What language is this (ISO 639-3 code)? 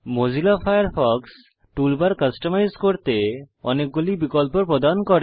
ben